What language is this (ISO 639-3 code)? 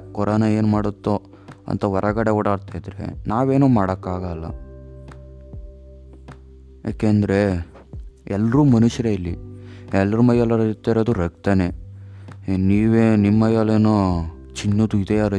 kan